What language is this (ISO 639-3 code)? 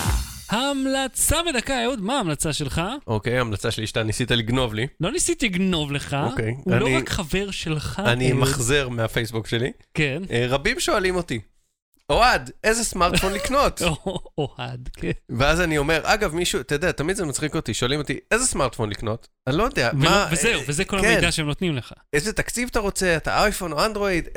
heb